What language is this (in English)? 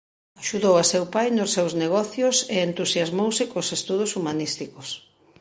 Galician